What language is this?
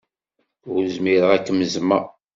Kabyle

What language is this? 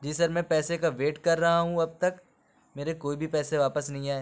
Urdu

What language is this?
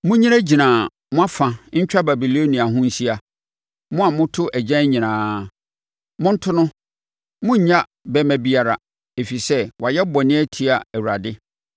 Akan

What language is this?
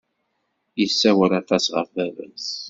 Kabyle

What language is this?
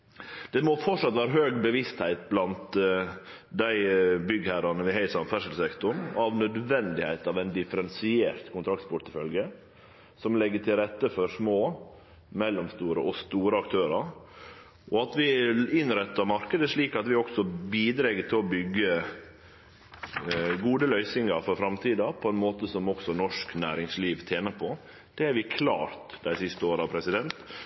Norwegian Nynorsk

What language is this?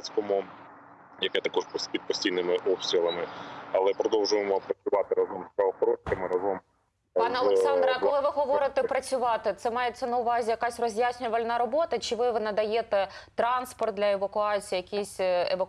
Ukrainian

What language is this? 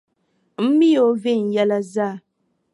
Dagbani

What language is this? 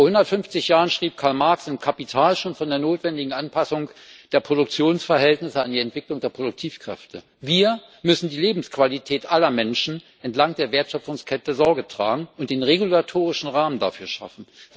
German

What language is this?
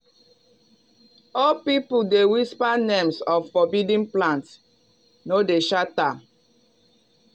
Nigerian Pidgin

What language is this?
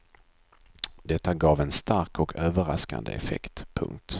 Swedish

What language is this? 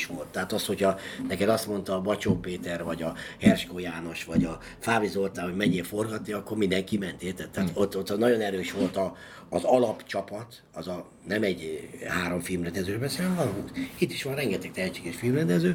Hungarian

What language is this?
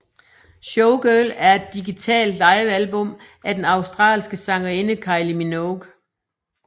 Danish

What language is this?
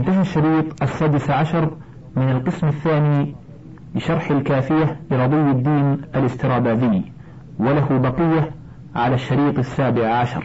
Arabic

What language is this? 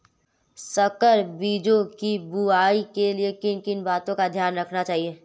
Hindi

